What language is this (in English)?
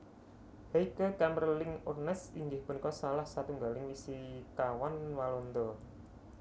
Javanese